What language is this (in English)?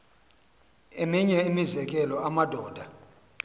Xhosa